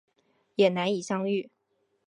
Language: Chinese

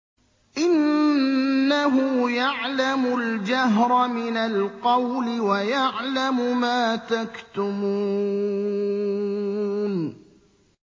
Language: Arabic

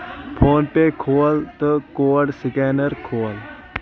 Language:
Kashmiri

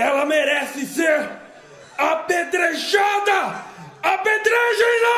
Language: Portuguese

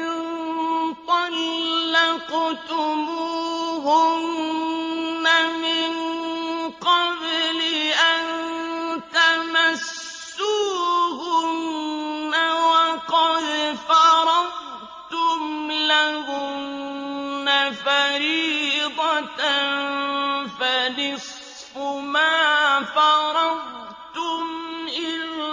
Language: Arabic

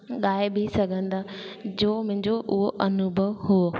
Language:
Sindhi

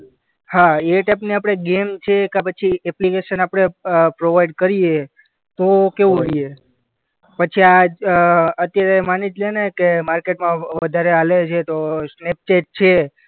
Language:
Gujarati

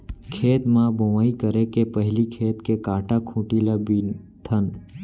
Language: Chhattisgarhi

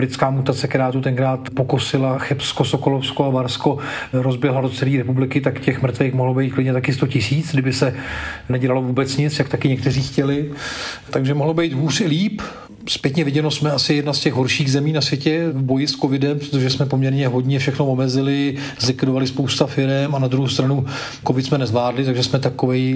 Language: Czech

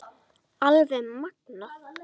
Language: Icelandic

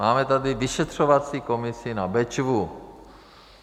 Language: Czech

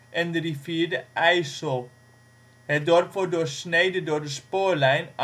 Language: Dutch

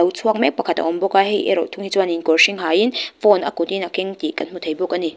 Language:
Mizo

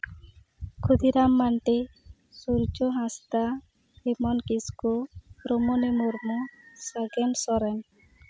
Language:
Santali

